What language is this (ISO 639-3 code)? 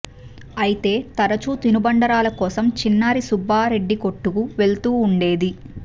tel